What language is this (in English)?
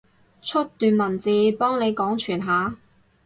Cantonese